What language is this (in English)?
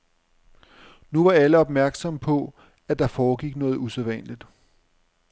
Danish